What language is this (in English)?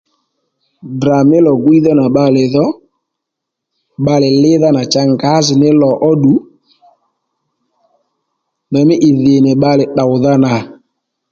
Lendu